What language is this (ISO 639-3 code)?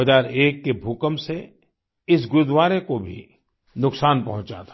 hin